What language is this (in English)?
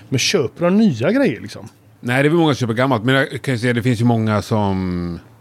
Swedish